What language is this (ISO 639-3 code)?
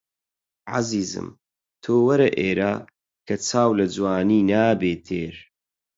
ckb